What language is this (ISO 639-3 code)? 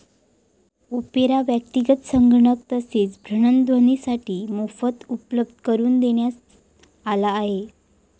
mar